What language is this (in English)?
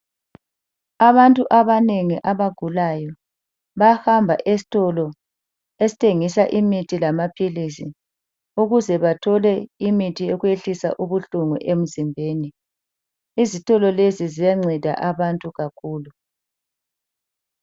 North Ndebele